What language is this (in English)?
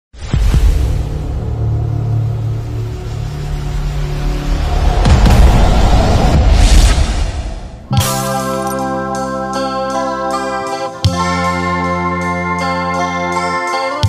Spanish